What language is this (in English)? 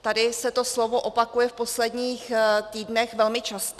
Czech